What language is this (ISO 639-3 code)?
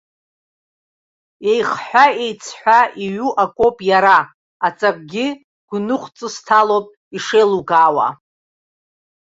abk